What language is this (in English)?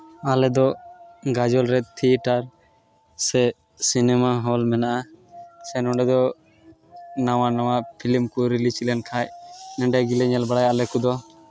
Santali